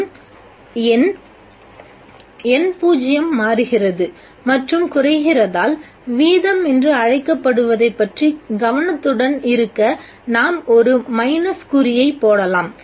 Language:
Tamil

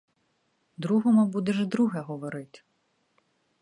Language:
Ukrainian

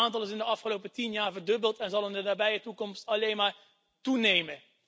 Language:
Dutch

